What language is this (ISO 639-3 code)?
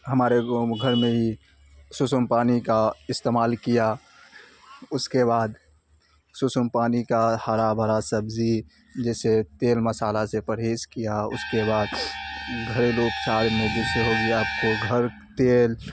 urd